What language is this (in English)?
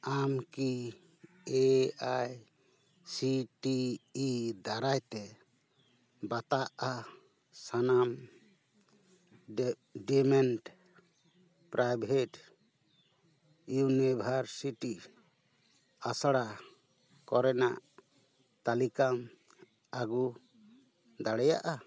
Santali